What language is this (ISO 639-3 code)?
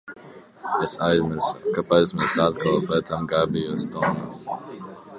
lav